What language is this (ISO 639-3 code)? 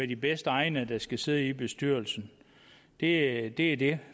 dan